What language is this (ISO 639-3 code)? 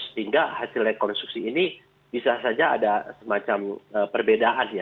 ind